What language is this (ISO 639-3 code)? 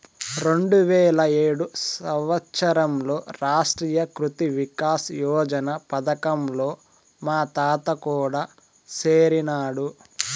tel